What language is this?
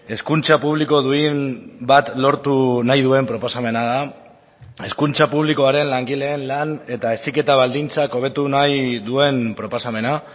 Basque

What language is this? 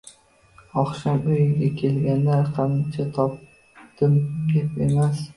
Uzbek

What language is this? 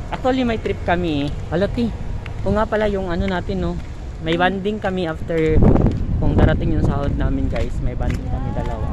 Filipino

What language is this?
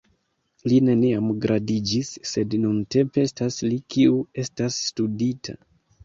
Esperanto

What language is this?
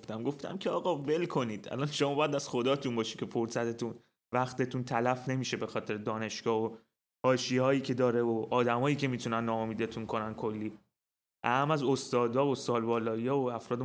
Persian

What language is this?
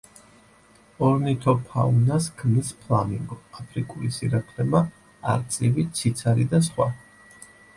Georgian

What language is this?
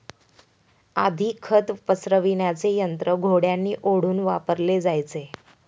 Marathi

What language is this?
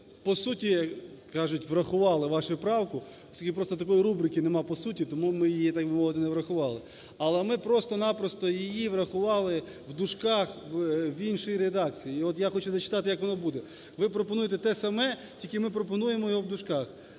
Ukrainian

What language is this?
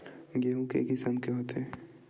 Chhattisgarhi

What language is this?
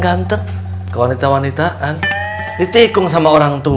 Indonesian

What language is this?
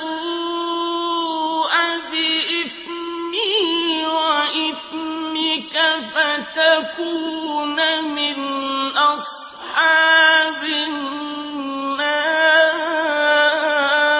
Arabic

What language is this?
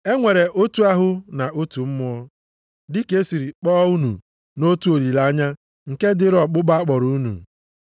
Igbo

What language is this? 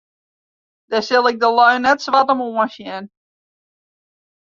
Western Frisian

